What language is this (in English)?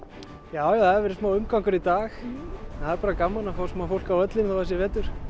Icelandic